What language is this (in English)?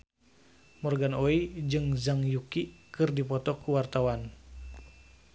Sundanese